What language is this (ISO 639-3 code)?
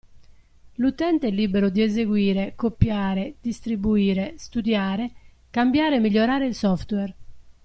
ita